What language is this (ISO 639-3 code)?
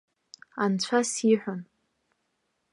abk